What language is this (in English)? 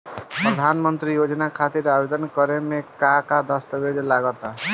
Bhojpuri